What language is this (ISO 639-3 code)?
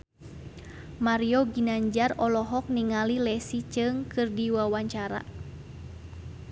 sun